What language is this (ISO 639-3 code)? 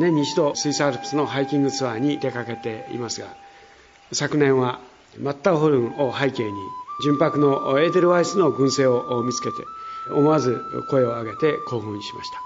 jpn